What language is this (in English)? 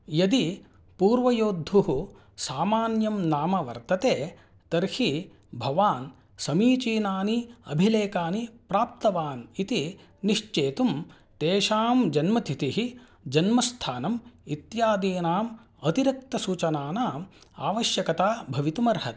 Sanskrit